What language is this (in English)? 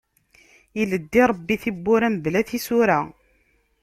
Kabyle